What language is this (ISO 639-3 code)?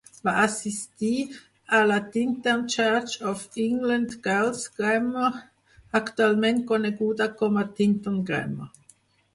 cat